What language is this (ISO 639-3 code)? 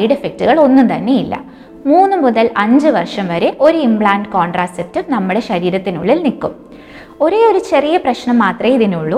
mal